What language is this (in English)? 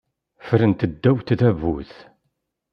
Kabyle